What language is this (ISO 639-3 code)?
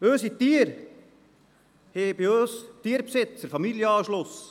gsw